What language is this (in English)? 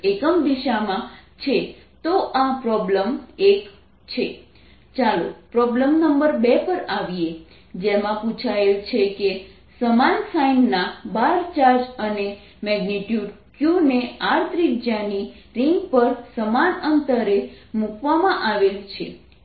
Gujarati